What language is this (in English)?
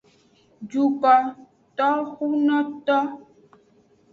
Aja (Benin)